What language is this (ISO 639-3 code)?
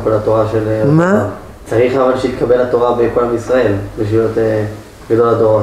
heb